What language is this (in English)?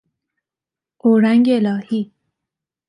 Persian